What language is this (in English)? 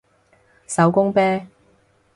Cantonese